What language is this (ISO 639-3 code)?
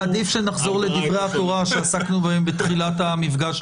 heb